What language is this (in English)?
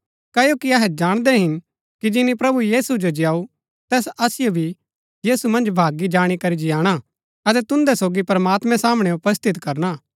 Gaddi